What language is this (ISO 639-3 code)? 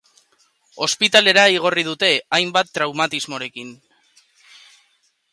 eus